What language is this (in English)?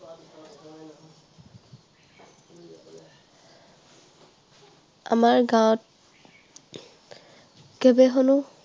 Assamese